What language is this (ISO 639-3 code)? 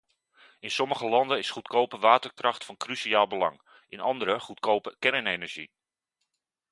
nld